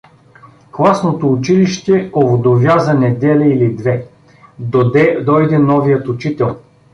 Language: Bulgarian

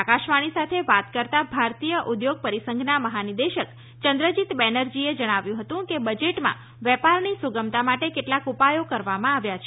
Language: Gujarati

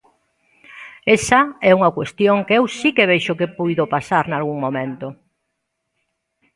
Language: Galician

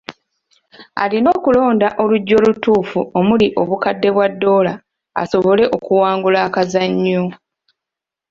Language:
Ganda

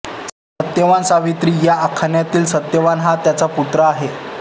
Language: Marathi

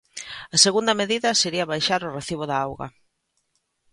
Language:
Galician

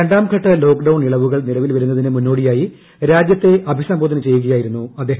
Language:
Malayalam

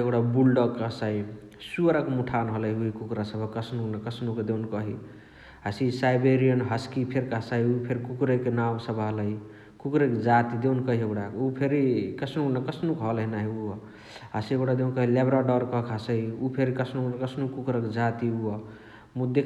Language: Chitwania Tharu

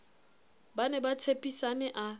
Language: Southern Sotho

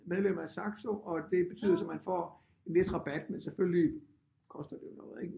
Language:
Danish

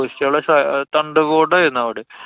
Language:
Malayalam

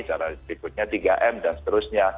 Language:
Indonesian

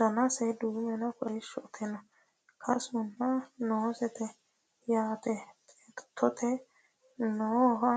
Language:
Sidamo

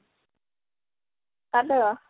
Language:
Odia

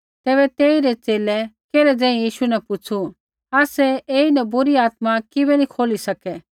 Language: Kullu Pahari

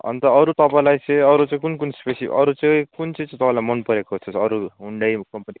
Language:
Nepali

